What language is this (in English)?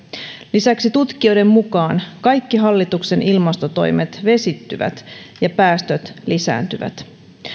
Finnish